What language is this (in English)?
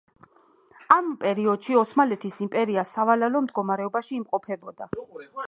Georgian